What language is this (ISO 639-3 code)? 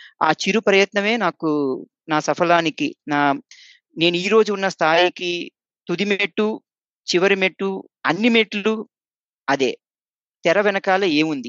tel